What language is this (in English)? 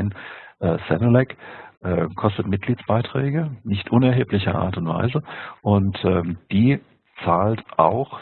German